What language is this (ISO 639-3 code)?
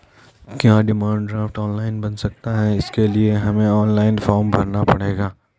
hin